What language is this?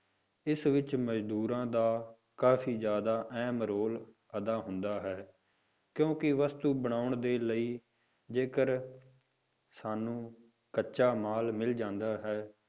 Punjabi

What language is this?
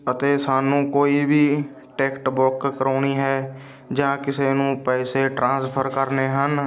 Punjabi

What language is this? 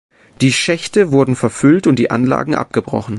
German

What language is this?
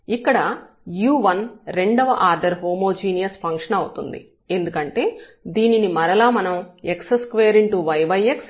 Telugu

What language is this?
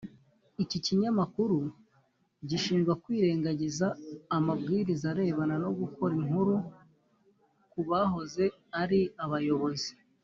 Kinyarwanda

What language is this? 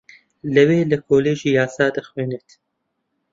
Central Kurdish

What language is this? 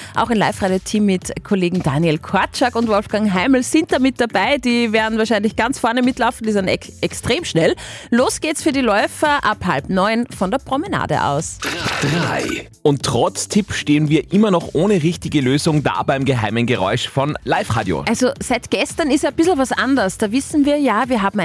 German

